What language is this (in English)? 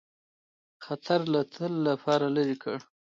Pashto